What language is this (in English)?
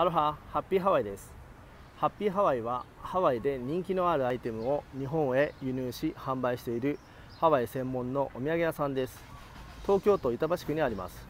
Japanese